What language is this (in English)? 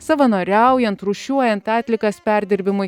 Lithuanian